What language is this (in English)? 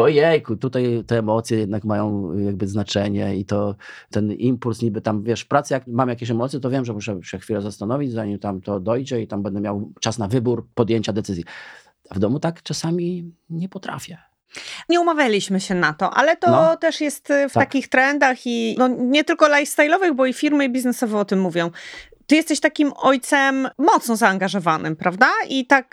Polish